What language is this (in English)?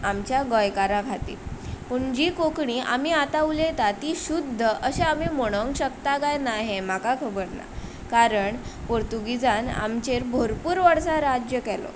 Konkani